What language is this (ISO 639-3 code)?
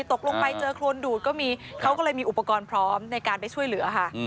tha